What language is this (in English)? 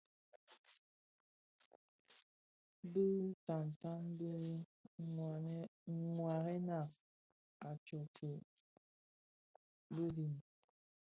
Bafia